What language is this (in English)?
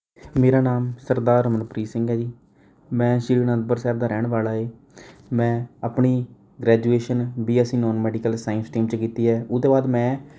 Punjabi